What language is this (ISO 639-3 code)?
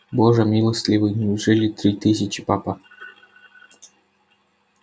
rus